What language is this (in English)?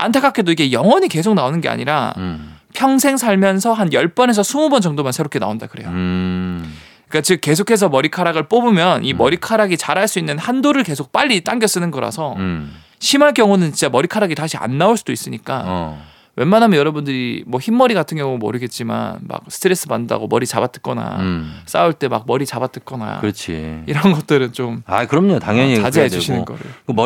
Korean